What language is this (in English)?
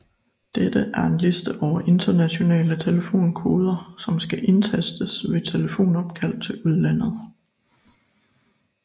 Danish